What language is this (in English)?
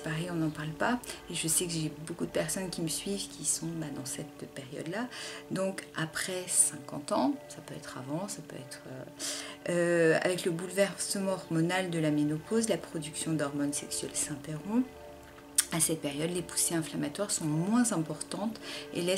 French